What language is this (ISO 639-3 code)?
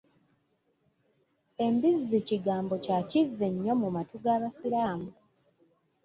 lug